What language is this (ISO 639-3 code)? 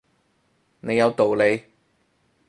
yue